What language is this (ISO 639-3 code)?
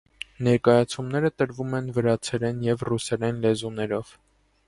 hye